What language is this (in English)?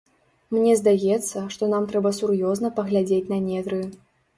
Belarusian